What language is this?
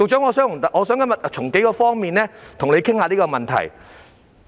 Cantonese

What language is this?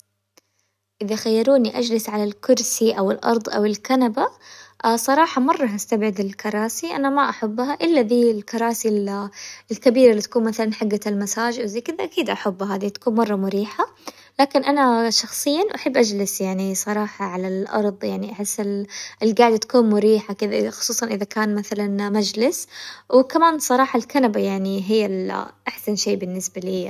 Hijazi Arabic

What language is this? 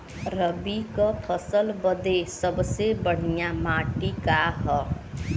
Bhojpuri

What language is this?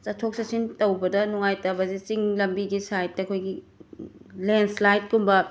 Manipuri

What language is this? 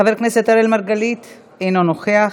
Hebrew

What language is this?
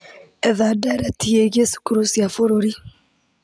Kikuyu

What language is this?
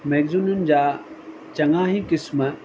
Sindhi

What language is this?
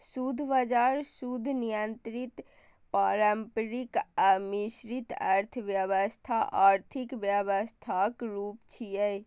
Maithili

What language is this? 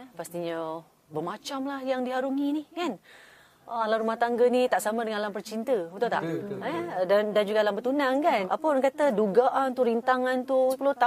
Malay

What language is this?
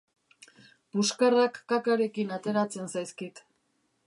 Basque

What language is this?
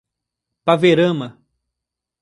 Portuguese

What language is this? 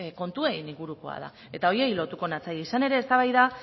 Basque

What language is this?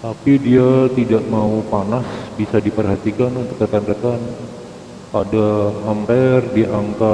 Indonesian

